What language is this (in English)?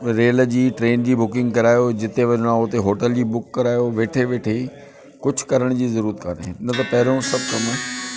Sindhi